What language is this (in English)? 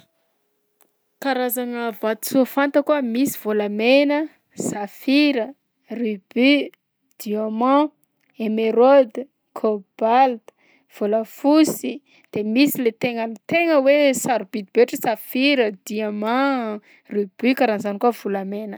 Southern Betsimisaraka Malagasy